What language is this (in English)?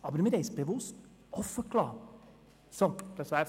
Swiss German